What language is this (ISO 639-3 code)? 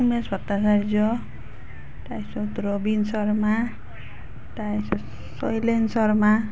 asm